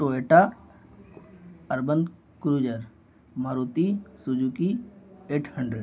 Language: Urdu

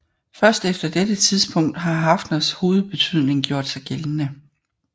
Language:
Danish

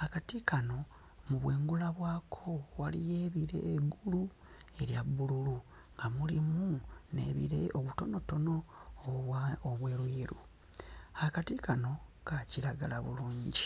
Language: Ganda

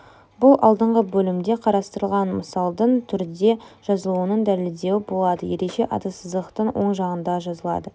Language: Kazakh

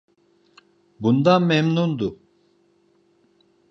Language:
Turkish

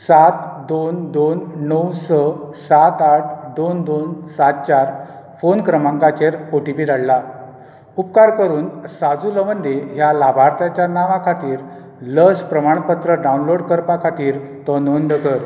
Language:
Konkani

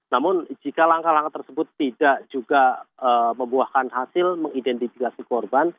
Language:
Indonesian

